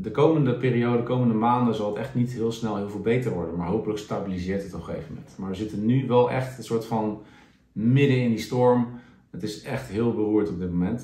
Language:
Dutch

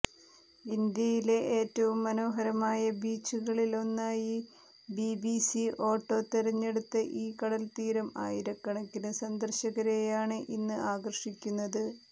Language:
Malayalam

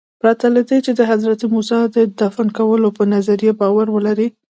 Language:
Pashto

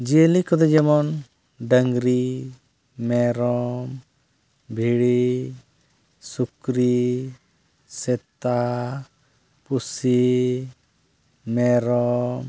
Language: Santali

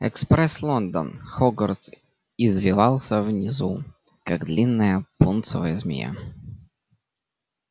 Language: Russian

